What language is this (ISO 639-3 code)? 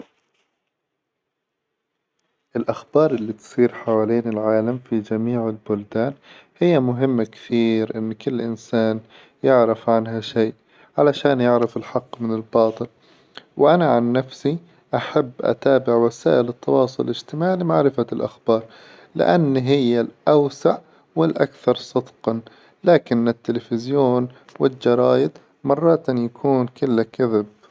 acw